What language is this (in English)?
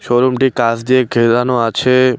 Bangla